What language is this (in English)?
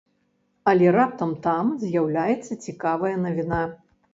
Belarusian